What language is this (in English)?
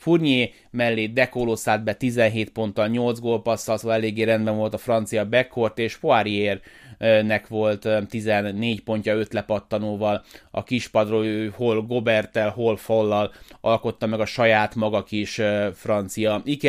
Hungarian